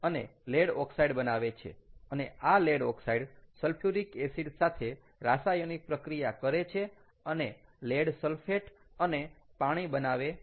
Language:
Gujarati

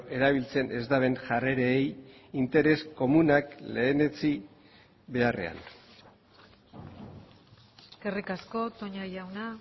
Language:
Basque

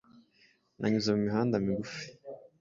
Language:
Kinyarwanda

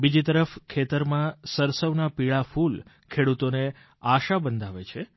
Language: Gujarati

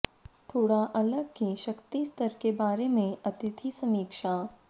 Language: Hindi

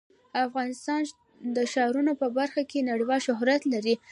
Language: Pashto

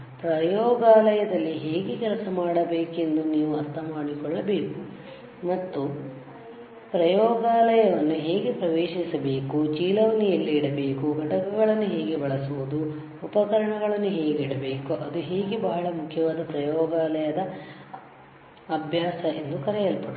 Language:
Kannada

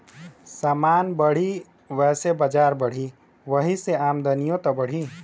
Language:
Bhojpuri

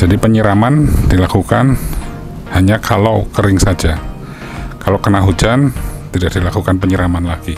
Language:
Indonesian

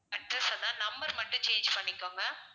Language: Tamil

